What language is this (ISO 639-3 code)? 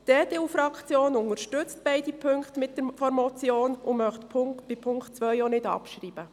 gsw